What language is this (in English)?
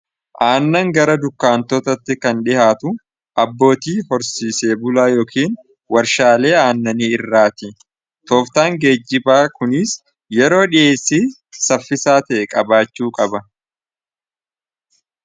Oromo